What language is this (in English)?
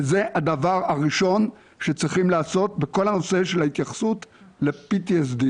Hebrew